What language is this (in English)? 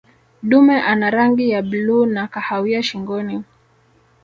Swahili